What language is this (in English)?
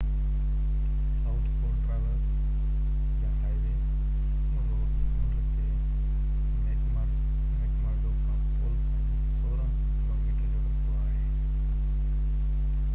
Sindhi